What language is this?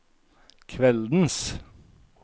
Norwegian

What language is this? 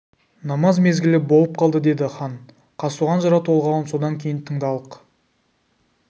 Kazakh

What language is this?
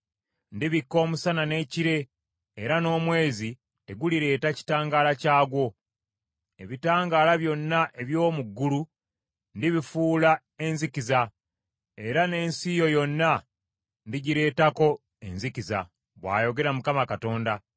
Ganda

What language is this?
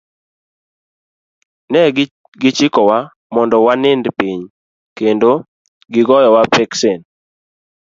Luo (Kenya and Tanzania)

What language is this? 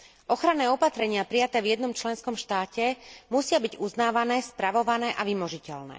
Slovak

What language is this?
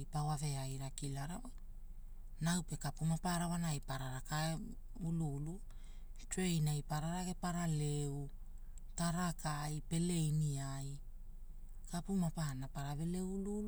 Hula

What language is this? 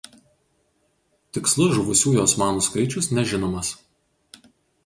Lithuanian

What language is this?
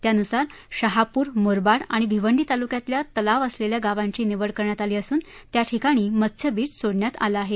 Marathi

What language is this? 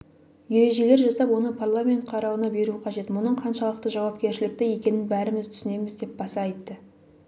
Kazakh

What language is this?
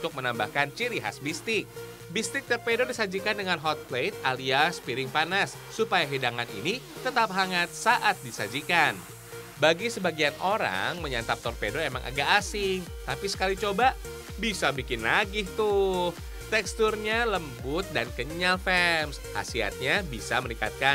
Indonesian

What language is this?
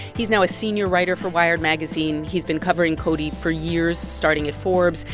English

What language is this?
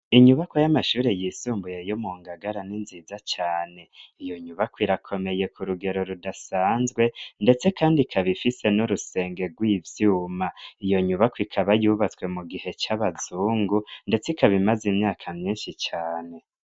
Rundi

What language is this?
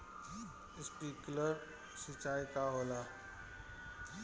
Bhojpuri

